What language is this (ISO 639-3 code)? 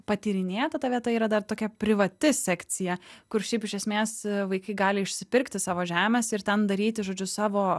lit